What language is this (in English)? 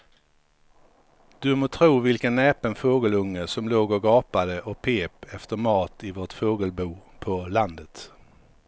Swedish